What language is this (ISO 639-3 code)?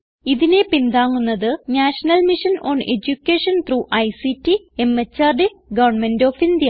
mal